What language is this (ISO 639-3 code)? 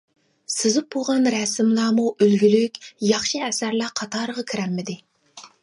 uig